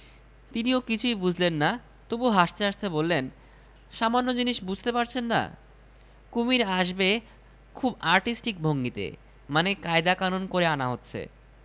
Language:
Bangla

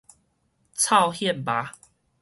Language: Min Nan Chinese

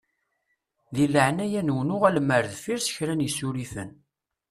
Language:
Kabyle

